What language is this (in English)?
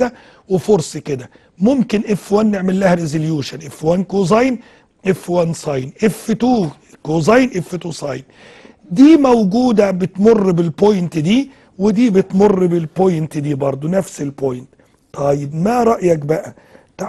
Arabic